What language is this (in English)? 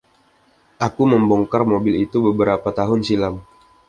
Indonesian